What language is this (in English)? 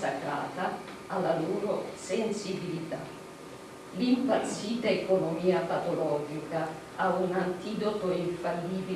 Italian